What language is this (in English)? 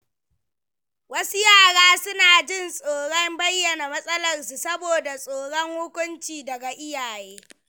Hausa